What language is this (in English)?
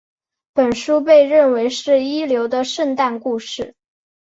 Chinese